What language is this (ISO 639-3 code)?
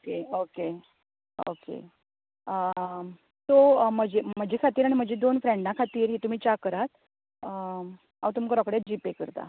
kok